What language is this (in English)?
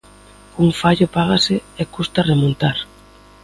Galician